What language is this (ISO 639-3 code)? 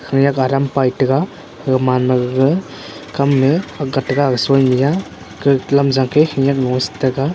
nnp